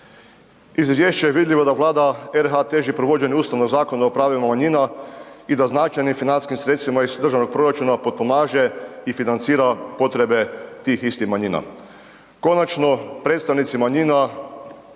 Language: Croatian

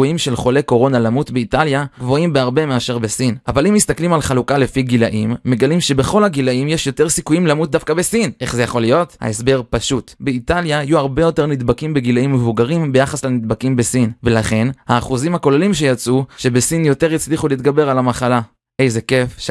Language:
Hebrew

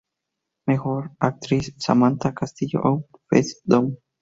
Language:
Spanish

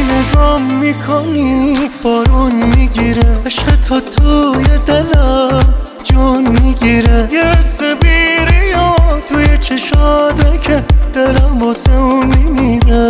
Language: Persian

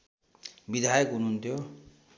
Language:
Nepali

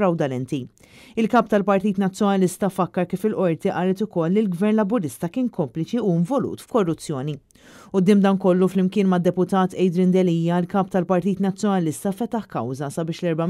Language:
Arabic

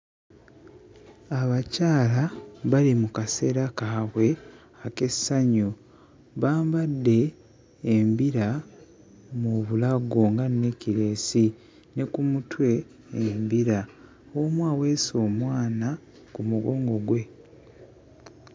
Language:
Ganda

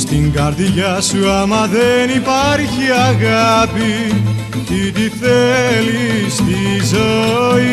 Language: Greek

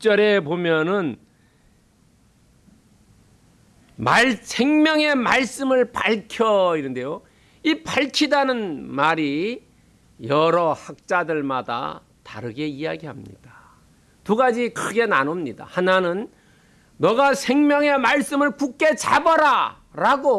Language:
Korean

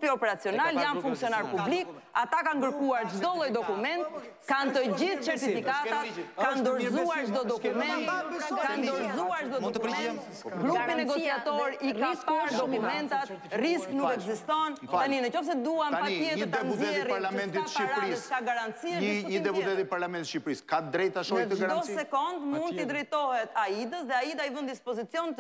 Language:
Romanian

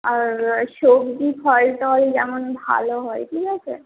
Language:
Bangla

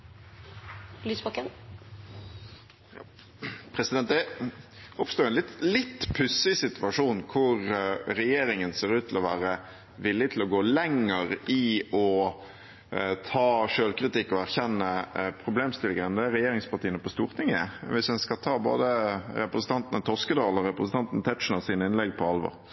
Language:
Norwegian Bokmål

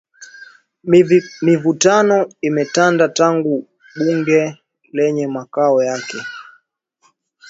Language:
Swahili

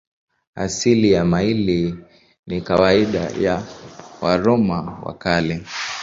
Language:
Swahili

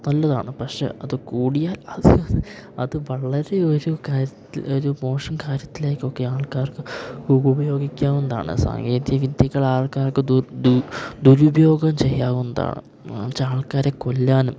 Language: Malayalam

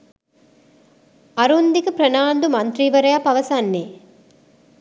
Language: Sinhala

